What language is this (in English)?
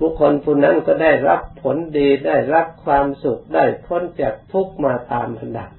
Thai